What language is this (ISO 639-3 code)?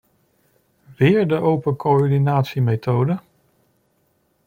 nld